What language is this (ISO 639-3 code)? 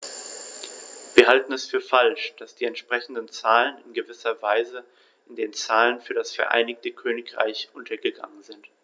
deu